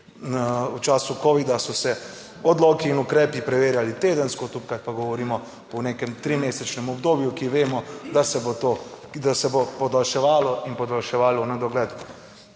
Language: Slovenian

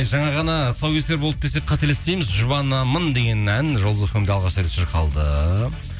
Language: Kazakh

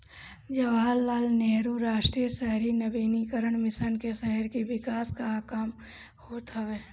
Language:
Bhojpuri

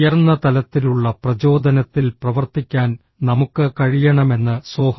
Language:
Malayalam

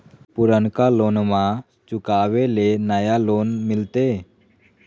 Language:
Magahi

